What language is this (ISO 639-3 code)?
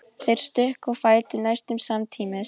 isl